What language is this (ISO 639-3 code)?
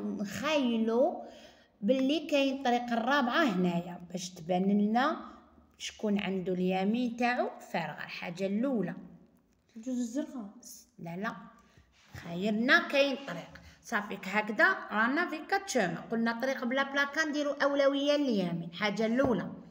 ara